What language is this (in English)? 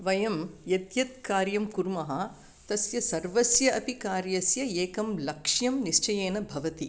Sanskrit